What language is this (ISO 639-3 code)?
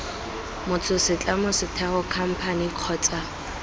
tsn